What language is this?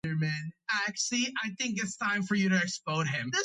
Georgian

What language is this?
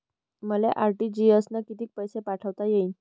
Marathi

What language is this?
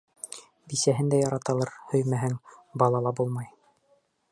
Bashkir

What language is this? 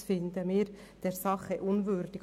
Swiss German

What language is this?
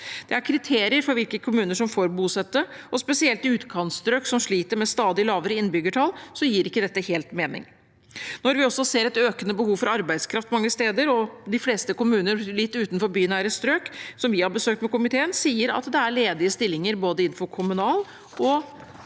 Norwegian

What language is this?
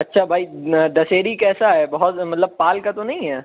Urdu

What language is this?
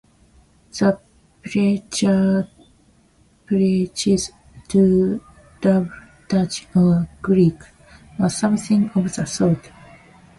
English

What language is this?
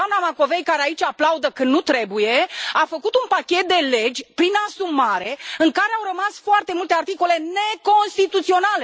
Romanian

